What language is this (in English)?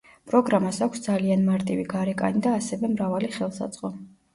Georgian